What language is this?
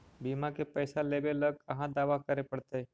Magahi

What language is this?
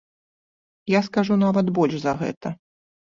Belarusian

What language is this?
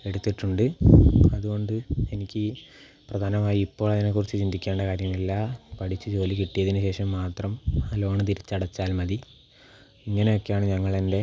Malayalam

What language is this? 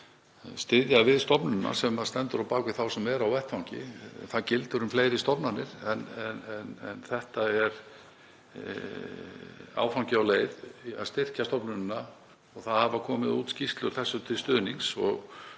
Icelandic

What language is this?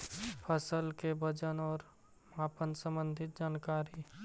Magahi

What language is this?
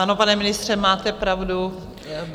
Czech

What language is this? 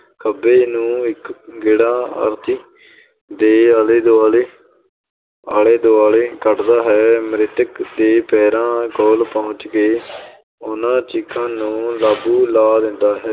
Punjabi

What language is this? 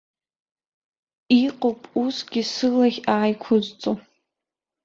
Abkhazian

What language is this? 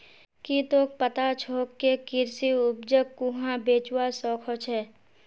Magahi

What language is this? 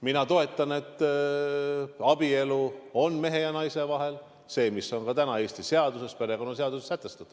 Estonian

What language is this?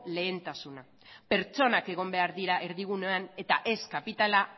Basque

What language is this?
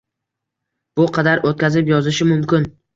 Uzbek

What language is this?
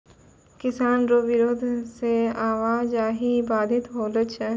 Maithili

